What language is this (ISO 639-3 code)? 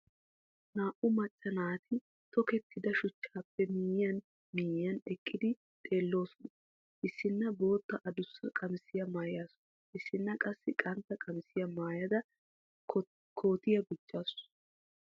wal